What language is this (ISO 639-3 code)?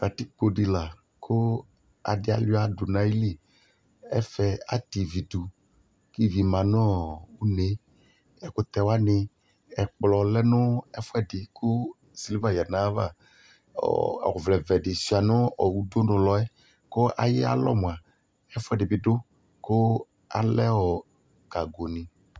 kpo